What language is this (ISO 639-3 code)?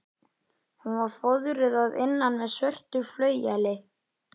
isl